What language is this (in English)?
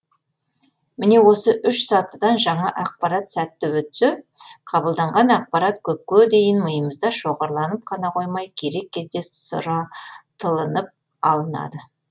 Kazakh